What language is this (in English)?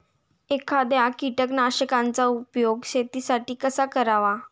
Marathi